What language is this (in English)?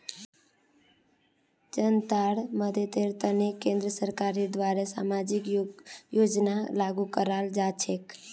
Magahi